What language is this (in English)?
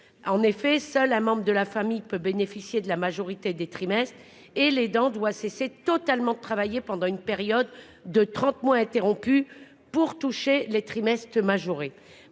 French